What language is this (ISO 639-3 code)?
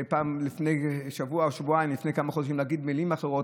heb